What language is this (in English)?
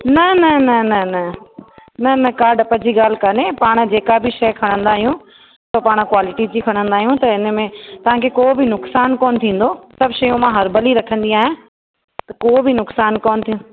Sindhi